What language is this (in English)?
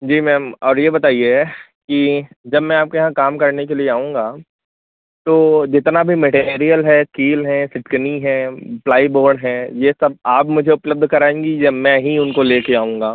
Hindi